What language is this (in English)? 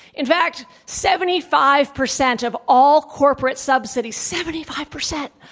English